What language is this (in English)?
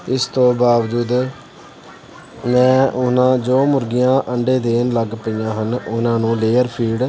Punjabi